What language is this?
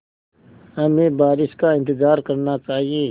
Hindi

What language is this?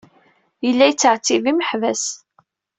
Kabyle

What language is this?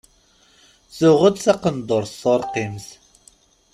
Kabyle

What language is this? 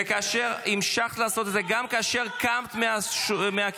Hebrew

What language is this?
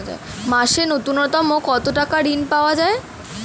Bangla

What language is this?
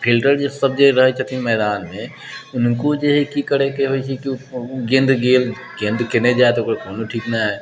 Maithili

